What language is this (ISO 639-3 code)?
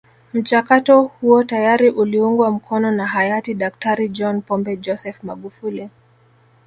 swa